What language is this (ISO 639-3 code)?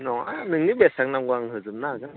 brx